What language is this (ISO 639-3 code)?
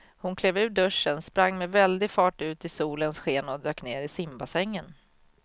swe